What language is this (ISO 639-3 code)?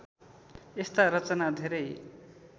nep